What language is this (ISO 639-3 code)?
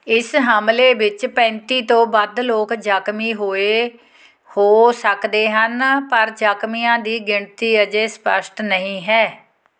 pan